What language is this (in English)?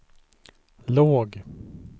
Swedish